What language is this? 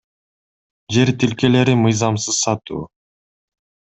Kyrgyz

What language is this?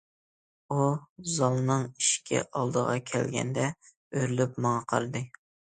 Uyghur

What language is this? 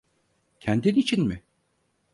Turkish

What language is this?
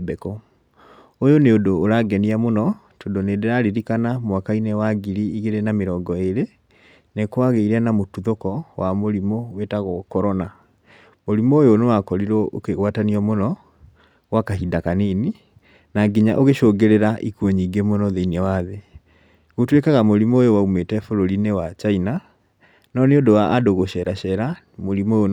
Kikuyu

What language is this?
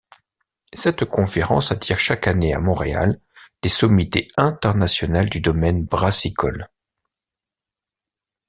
French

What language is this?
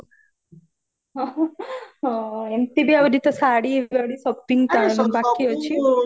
Odia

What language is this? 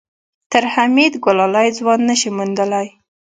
Pashto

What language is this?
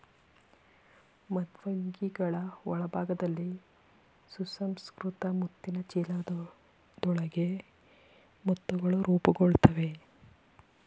Kannada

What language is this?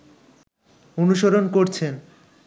Bangla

